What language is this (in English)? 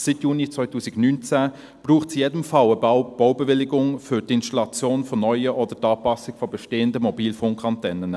Swiss German